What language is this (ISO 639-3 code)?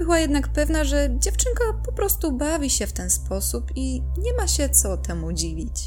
pol